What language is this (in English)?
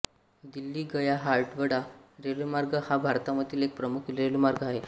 Marathi